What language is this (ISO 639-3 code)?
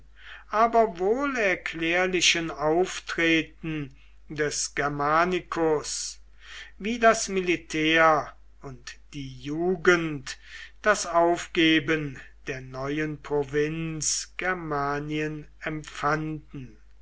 deu